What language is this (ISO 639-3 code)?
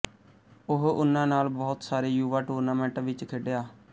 pan